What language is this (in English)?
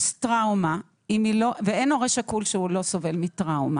Hebrew